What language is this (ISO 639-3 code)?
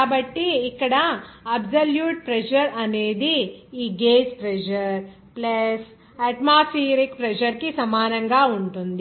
tel